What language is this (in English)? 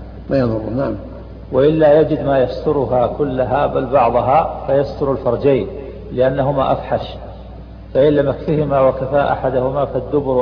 Arabic